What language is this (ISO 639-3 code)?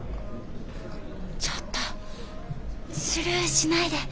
jpn